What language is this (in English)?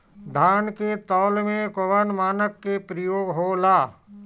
Bhojpuri